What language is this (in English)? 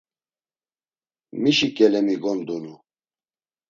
Laz